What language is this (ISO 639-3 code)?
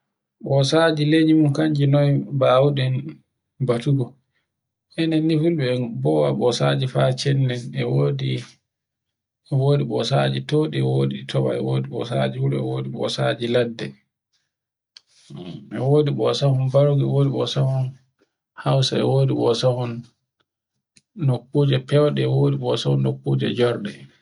fue